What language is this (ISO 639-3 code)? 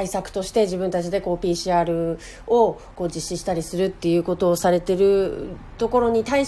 jpn